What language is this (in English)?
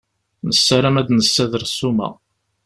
Kabyle